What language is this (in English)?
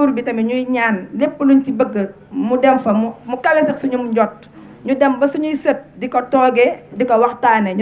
Arabic